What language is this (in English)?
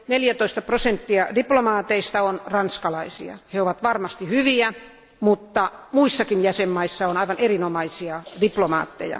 Finnish